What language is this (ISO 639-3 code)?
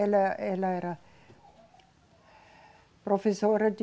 por